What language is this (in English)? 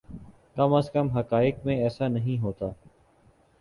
Urdu